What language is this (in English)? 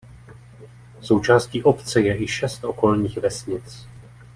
Czech